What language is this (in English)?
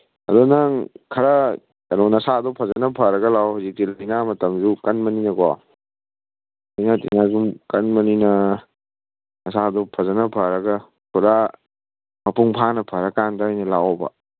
Manipuri